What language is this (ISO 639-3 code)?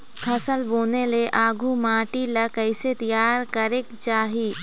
hne